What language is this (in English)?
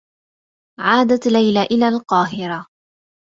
Arabic